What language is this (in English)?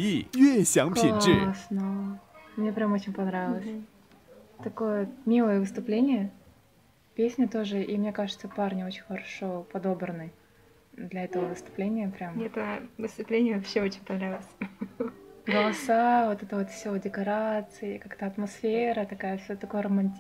Russian